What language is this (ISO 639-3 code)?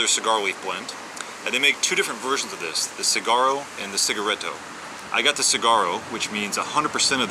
eng